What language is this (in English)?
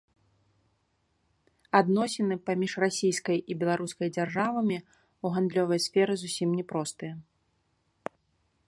Belarusian